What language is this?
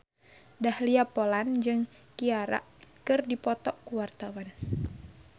Sundanese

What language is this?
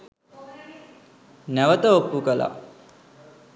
Sinhala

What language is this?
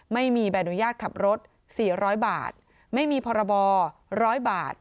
Thai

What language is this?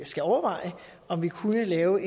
Danish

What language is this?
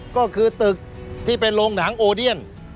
Thai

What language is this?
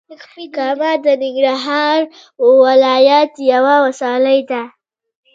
Pashto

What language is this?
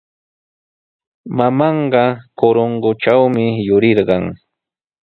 Sihuas Ancash Quechua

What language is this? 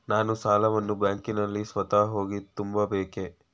Kannada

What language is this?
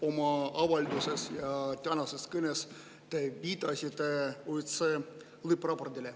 Estonian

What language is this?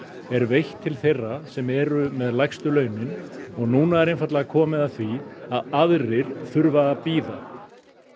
Icelandic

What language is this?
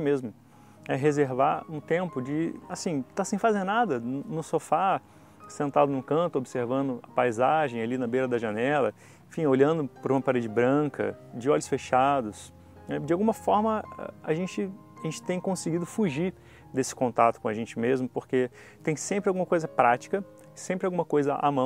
Portuguese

